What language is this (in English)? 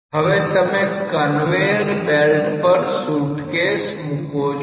Gujarati